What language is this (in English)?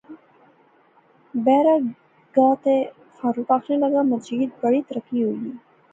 Pahari-Potwari